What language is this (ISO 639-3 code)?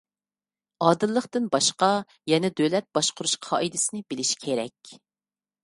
uig